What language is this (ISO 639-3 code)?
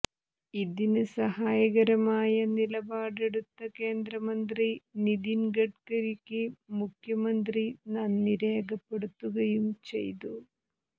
mal